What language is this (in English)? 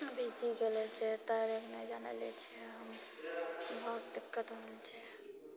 Maithili